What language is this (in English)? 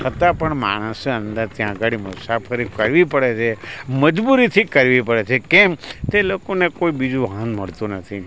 Gujarati